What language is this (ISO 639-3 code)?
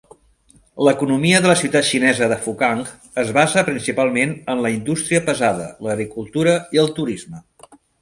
cat